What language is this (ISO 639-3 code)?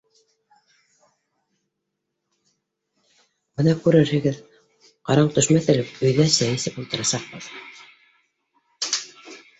bak